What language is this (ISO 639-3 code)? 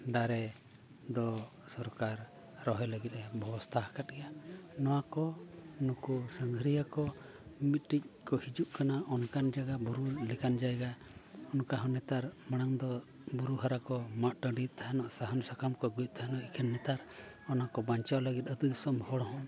sat